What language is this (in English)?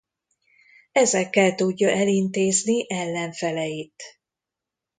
Hungarian